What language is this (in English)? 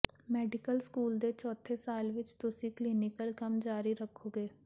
Punjabi